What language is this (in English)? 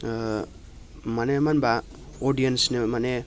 Bodo